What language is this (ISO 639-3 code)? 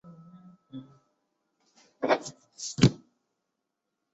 zho